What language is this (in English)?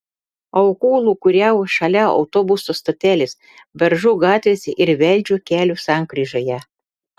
Lithuanian